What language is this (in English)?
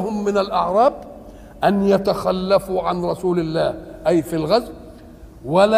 Arabic